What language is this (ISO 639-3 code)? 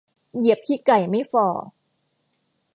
tha